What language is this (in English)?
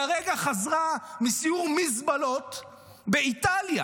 Hebrew